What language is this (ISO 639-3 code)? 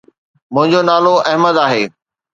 snd